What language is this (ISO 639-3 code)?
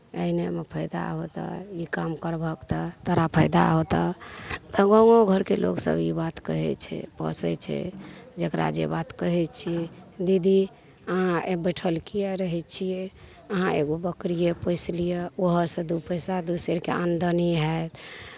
mai